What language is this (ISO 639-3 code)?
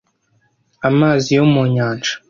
kin